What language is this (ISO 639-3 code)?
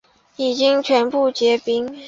zho